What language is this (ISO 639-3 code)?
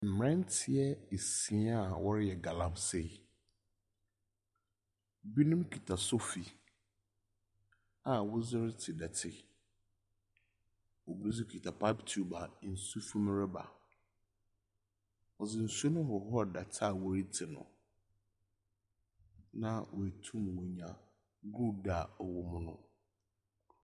aka